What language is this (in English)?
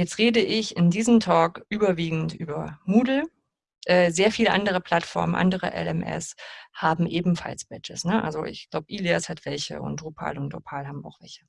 German